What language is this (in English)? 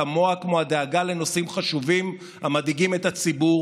Hebrew